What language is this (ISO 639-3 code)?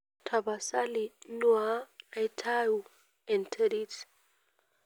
mas